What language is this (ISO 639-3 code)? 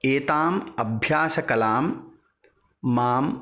san